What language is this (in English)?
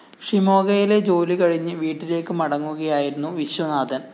Malayalam